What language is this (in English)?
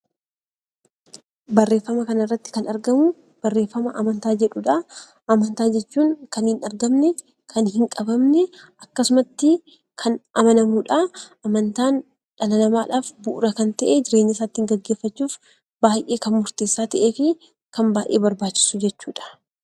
Oromo